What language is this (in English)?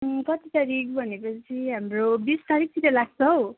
Nepali